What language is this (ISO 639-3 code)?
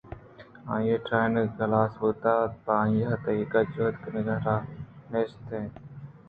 bgp